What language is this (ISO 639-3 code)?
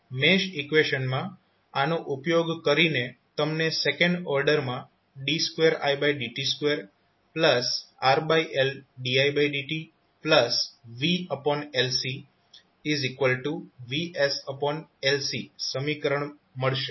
guj